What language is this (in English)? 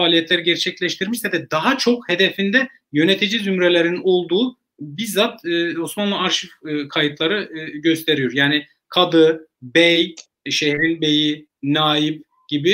Turkish